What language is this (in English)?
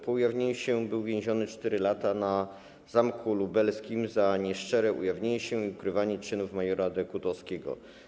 Polish